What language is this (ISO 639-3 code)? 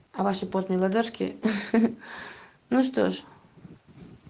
rus